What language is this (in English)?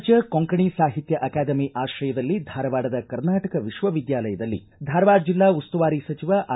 Kannada